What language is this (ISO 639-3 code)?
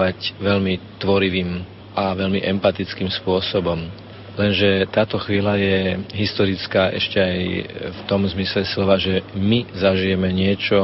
slk